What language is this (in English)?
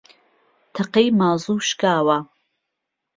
Central Kurdish